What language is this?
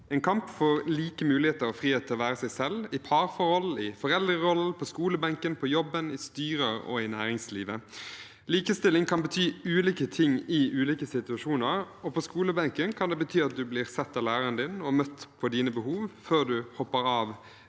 Norwegian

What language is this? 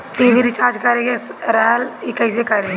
Bhojpuri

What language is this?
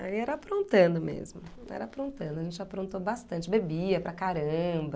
Portuguese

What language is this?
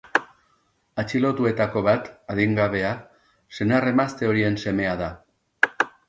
Basque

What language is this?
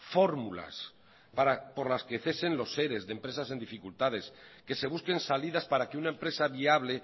Spanish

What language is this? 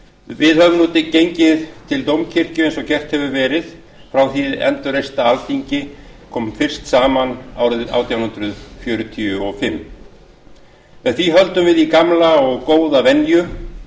Icelandic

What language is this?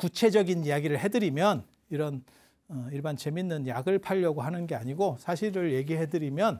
Korean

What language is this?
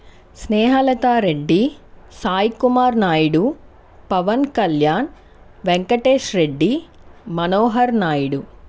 Telugu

